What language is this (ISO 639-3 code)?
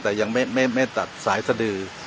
tha